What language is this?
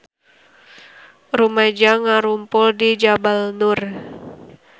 Sundanese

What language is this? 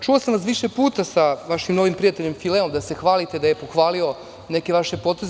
Serbian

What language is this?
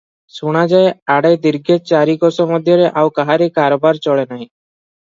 Odia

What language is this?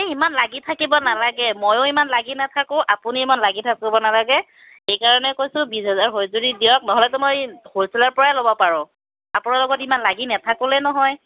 Assamese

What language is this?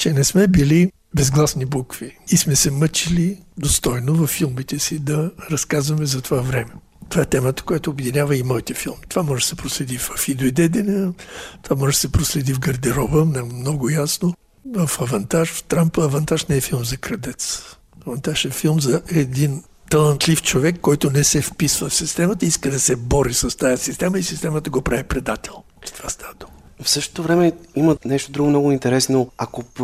Bulgarian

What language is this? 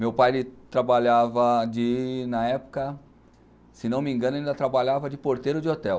Portuguese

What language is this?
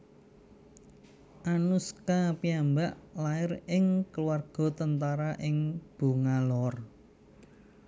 Javanese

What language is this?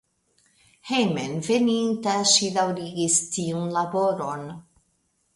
Esperanto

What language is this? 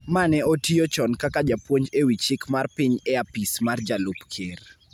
Luo (Kenya and Tanzania)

